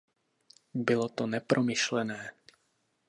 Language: Czech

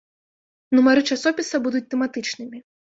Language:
Belarusian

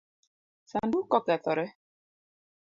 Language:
Luo (Kenya and Tanzania)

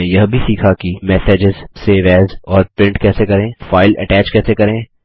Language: Hindi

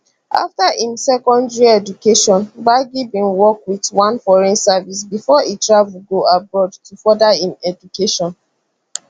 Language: Nigerian Pidgin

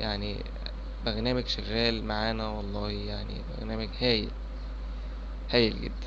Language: Arabic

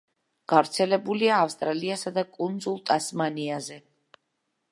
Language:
Georgian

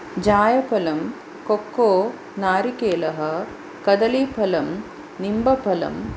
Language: Sanskrit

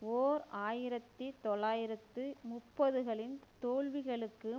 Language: Tamil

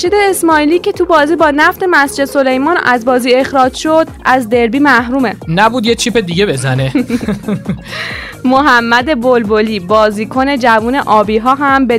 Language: Persian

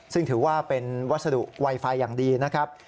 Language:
Thai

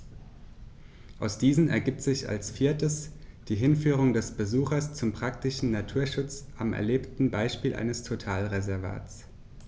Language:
German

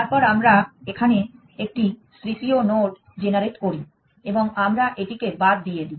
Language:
Bangla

